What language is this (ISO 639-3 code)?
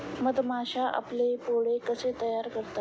mar